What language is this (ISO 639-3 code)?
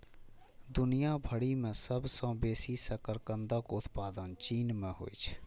mai